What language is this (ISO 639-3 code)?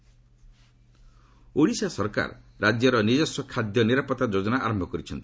ori